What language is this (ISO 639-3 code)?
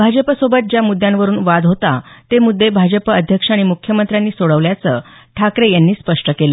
mar